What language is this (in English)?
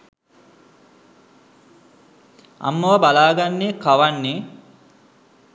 Sinhala